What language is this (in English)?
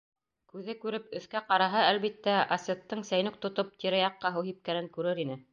Bashkir